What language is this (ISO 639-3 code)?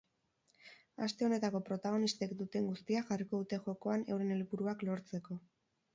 eus